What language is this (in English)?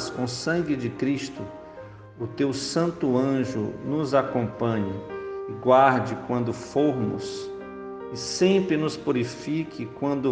Portuguese